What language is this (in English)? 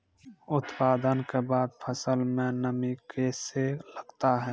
Maithili